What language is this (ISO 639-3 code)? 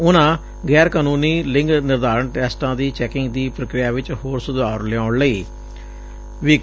pan